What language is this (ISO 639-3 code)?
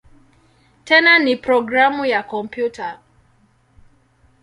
swa